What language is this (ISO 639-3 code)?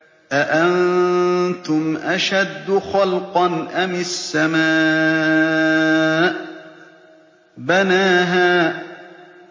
ara